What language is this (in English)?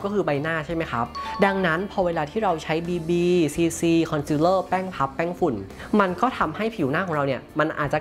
Thai